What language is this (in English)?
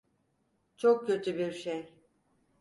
Turkish